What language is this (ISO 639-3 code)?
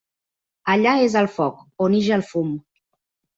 cat